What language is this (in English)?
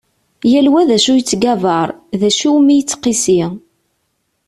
Kabyle